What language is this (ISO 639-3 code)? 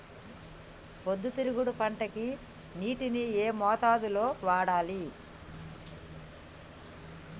tel